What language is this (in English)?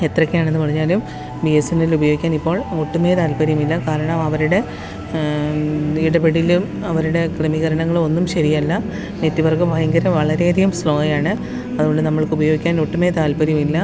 Malayalam